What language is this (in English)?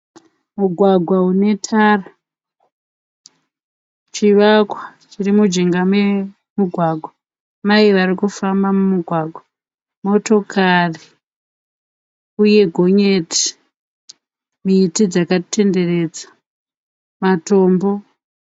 Shona